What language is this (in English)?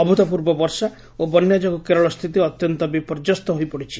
Odia